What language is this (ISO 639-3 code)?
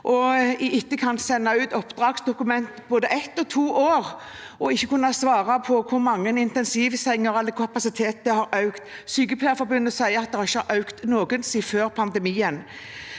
nor